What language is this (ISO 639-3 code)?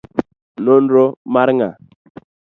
luo